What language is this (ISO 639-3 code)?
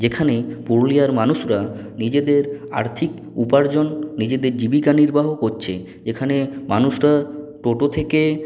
ben